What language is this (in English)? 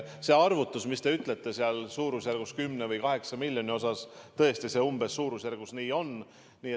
Estonian